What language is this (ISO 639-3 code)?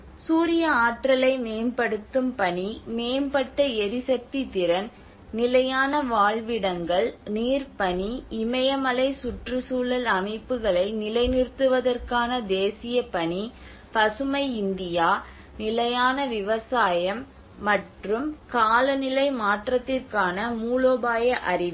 tam